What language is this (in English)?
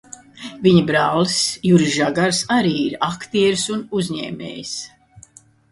Latvian